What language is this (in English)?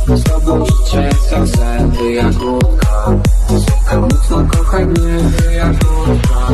Polish